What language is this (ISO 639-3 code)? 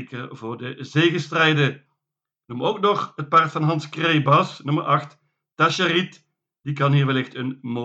nld